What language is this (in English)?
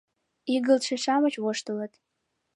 Mari